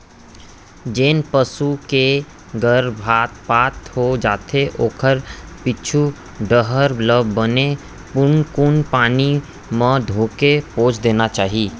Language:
Chhattisgarhi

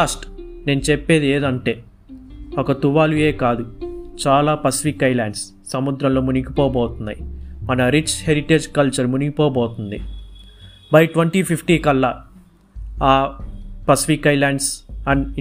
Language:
Telugu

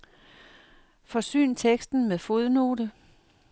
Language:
Danish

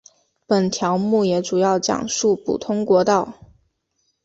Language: Chinese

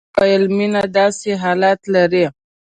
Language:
Pashto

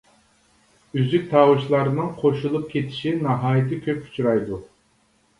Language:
Uyghur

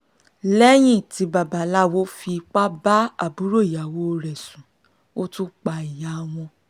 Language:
Yoruba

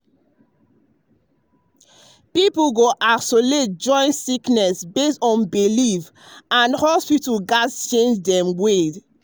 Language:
Nigerian Pidgin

